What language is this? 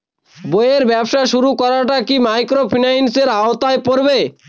Bangla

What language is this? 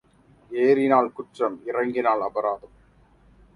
Tamil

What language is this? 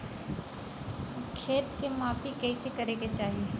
Bhojpuri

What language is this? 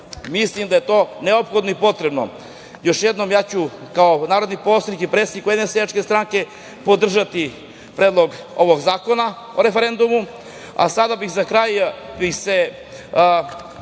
Serbian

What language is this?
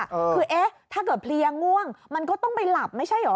Thai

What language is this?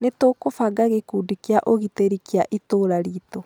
Kikuyu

